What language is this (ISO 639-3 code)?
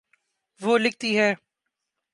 urd